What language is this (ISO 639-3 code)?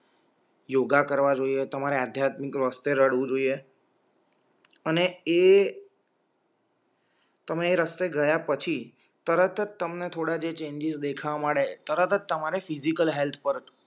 guj